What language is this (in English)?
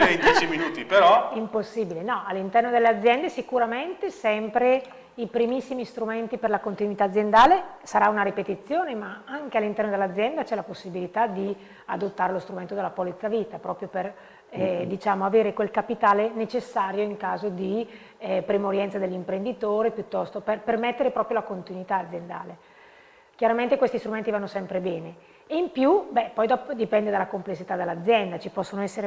Italian